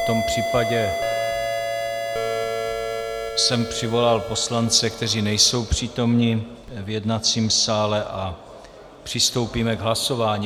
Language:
Czech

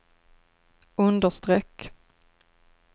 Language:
Swedish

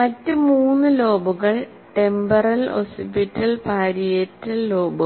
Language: Malayalam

